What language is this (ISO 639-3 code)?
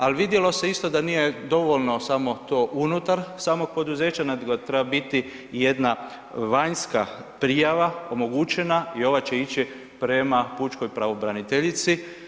hrv